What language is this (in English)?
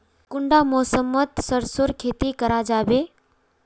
Magahi